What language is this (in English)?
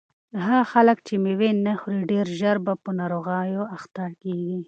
Pashto